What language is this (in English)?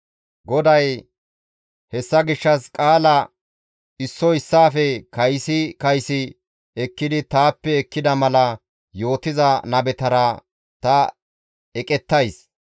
Gamo